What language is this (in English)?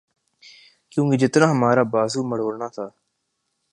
Urdu